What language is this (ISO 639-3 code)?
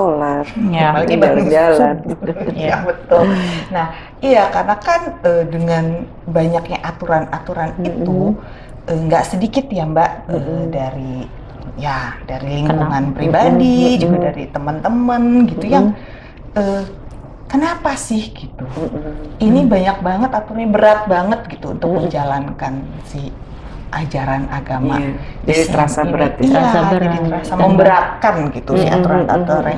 ind